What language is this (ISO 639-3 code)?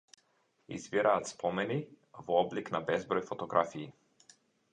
mkd